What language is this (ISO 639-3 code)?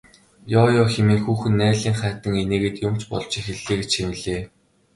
mon